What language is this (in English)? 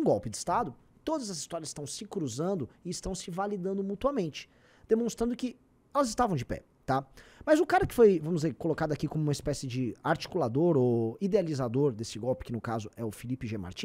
Portuguese